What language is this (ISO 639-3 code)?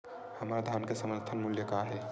hne